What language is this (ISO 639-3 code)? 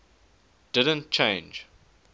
eng